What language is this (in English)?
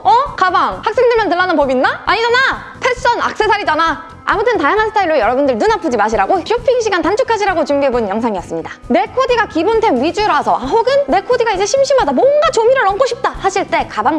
Korean